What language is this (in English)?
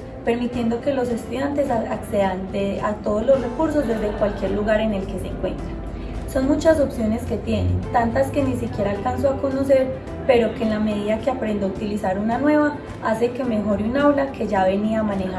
Spanish